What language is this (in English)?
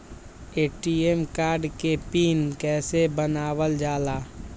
Magahi